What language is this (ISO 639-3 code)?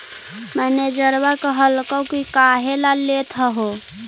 mag